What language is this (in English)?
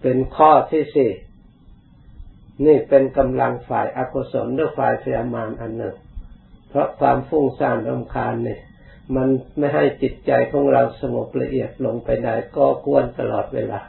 Thai